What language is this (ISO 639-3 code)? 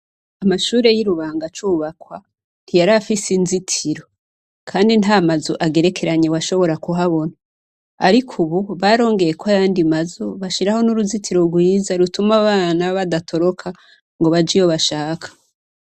run